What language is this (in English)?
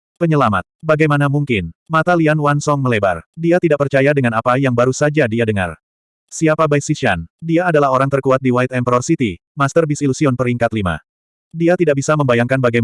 Indonesian